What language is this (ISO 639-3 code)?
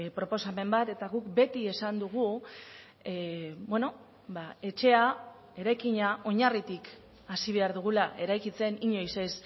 eus